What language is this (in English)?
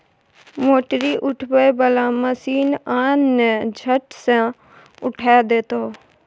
Maithili